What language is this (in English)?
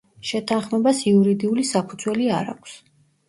Georgian